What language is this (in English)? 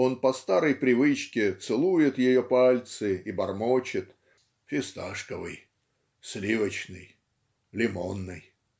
Russian